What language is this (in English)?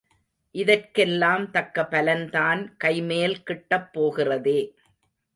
Tamil